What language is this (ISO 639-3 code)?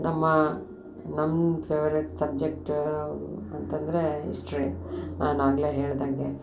kan